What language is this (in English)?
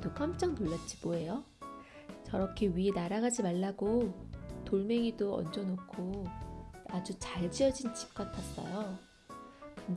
Korean